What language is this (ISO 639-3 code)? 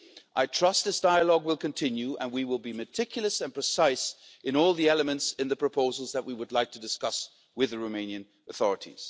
eng